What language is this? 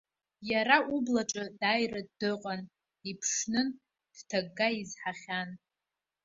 Abkhazian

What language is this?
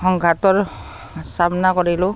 Assamese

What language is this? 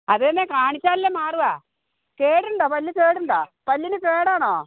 Malayalam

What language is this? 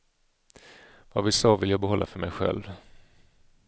Swedish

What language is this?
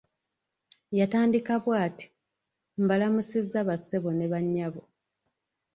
Ganda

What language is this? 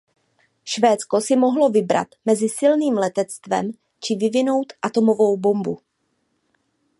Czech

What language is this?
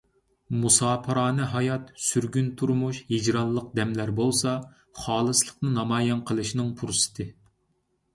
Uyghur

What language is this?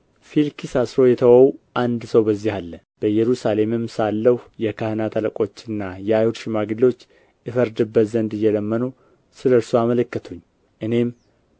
Amharic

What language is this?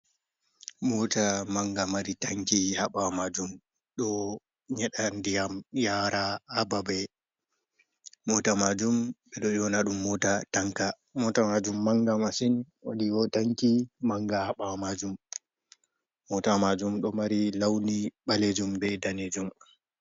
Fula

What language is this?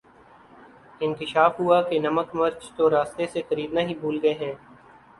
Urdu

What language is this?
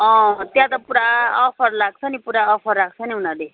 Nepali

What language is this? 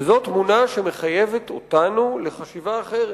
Hebrew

